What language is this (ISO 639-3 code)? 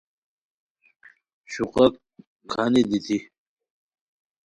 khw